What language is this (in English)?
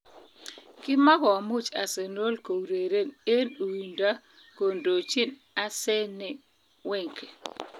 Kalenjin